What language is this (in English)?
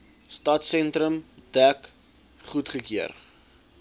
Afrikaans